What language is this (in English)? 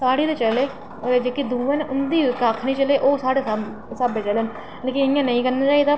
Dogri